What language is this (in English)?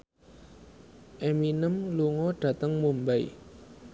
Javanese